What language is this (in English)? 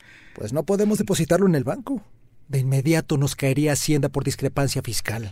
Spanish